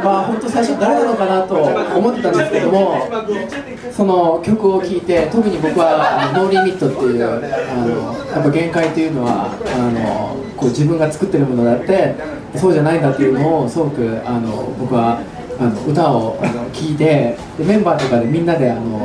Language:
Japanese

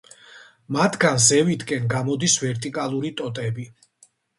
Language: Georgian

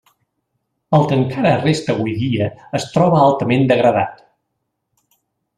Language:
Catalan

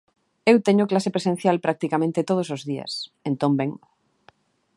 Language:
Galician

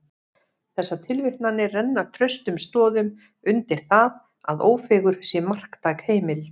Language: Icelandic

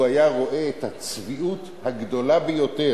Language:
Hebrew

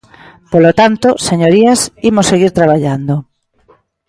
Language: Galician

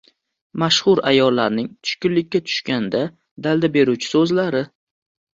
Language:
Uzbek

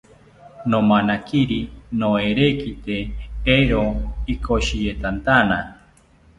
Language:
South Ucayali Ashéninka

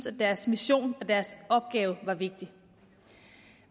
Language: Danish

